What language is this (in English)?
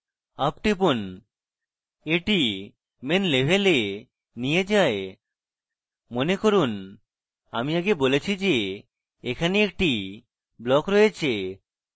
Bangla